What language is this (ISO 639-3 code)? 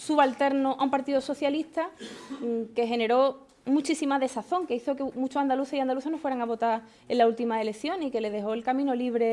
spa